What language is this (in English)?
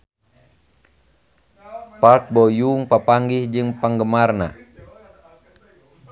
Sundanese